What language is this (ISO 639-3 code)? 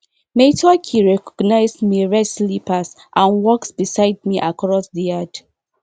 pcm